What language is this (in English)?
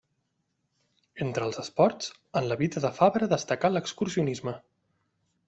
Catalan